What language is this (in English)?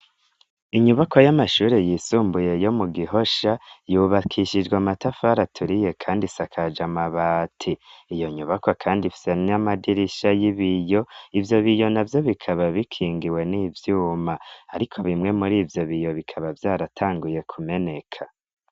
Rundi